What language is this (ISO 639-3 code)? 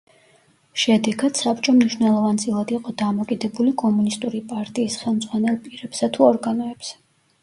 kat